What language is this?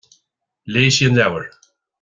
Irish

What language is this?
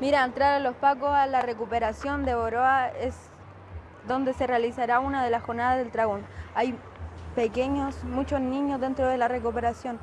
Spanish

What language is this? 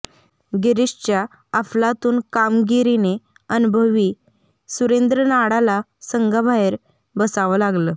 Marathi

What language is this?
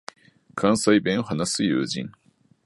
Japanese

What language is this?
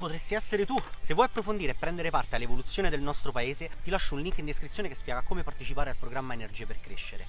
Italian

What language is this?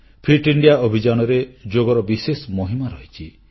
Odia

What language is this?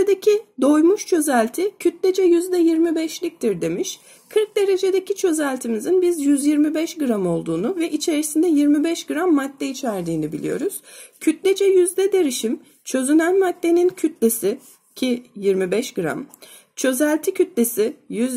Turkish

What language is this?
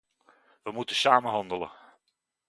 Dutch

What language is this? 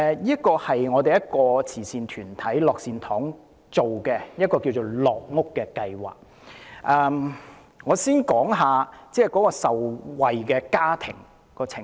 Cantonese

